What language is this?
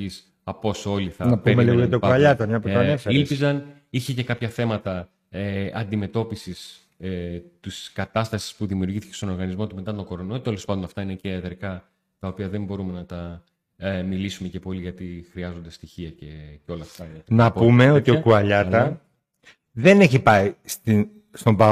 Greek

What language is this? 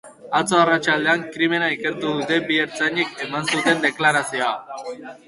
Basque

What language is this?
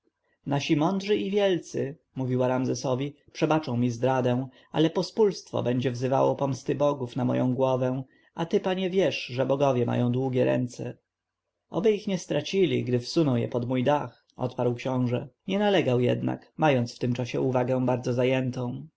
Polish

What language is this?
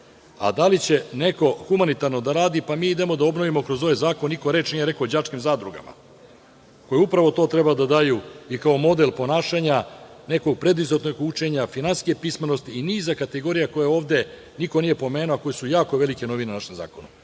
Serbian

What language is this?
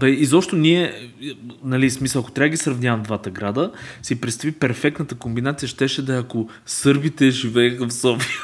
Bulgarian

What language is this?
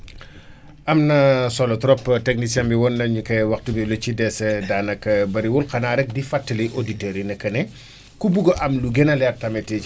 Wolof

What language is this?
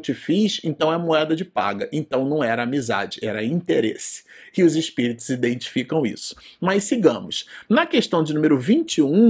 Portuguese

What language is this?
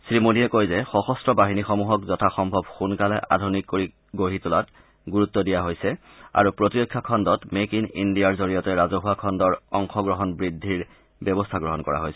Assamese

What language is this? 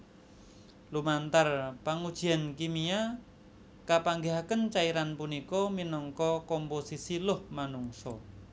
Javanese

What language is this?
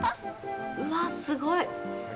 Japanese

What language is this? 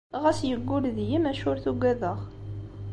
Kabyle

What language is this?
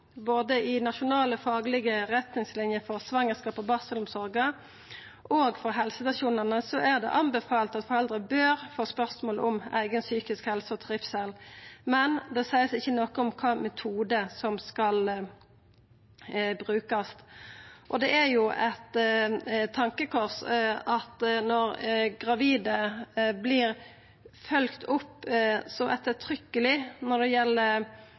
Norwegian Nynorsk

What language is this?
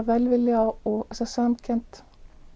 Icelandic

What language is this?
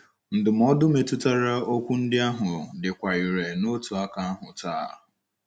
Igbo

